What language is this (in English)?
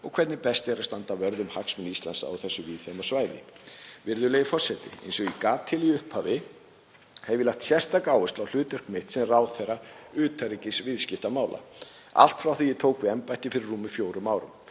Icelandic